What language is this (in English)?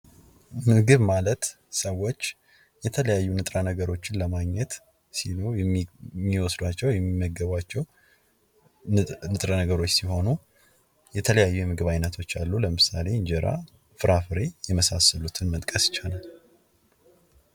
Amharic